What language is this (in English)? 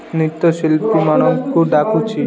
Odia